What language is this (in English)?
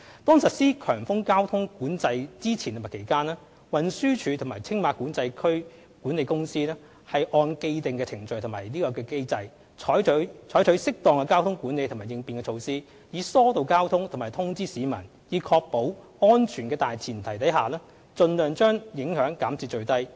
Cantonese